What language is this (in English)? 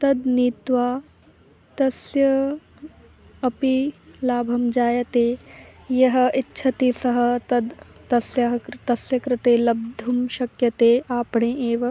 Sanskrit